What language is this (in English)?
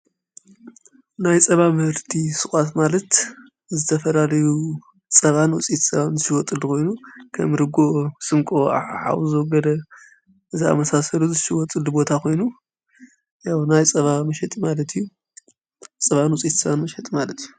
Tigrinya